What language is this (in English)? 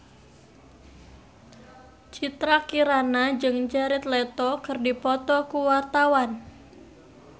Sundanese